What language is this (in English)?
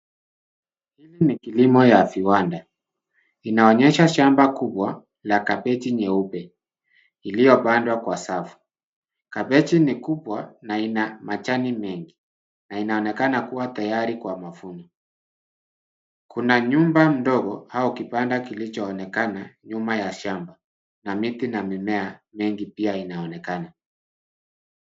Swahili